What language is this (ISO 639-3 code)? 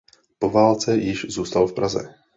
ces